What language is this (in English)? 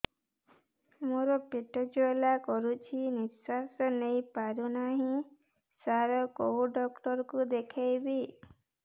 Odia